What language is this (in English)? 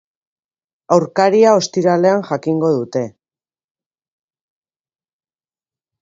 Basque